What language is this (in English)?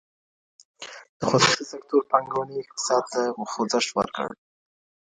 Pashto